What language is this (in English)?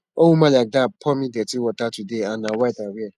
Nigerian Pidgin